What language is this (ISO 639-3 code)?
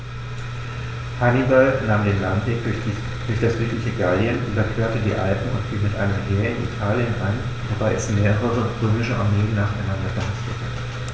deu